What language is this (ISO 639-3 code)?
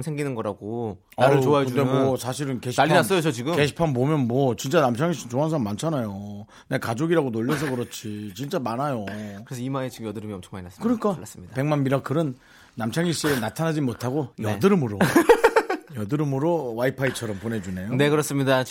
kor